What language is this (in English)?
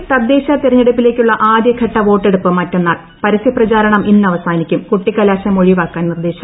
Malayalam